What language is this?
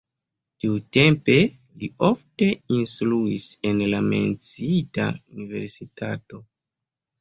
Esperanto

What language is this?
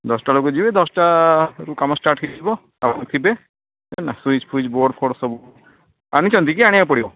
Odia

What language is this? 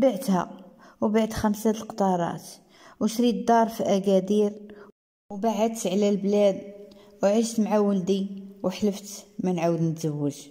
Arabic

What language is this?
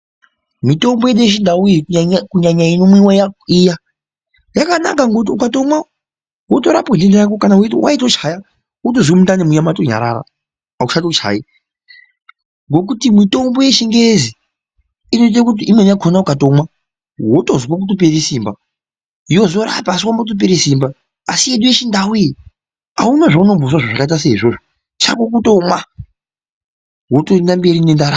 Ndau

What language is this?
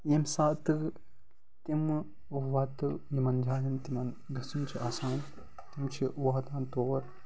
Kashmiri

